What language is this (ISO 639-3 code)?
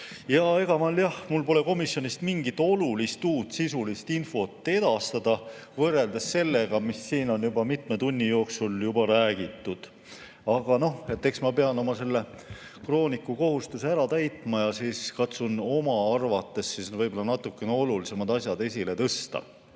est